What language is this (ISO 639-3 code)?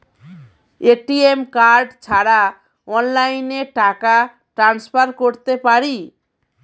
ben